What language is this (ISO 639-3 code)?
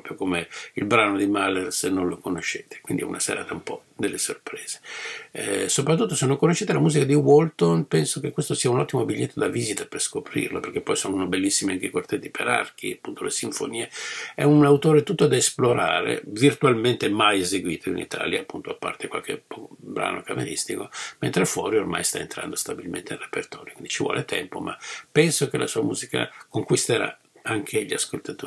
ita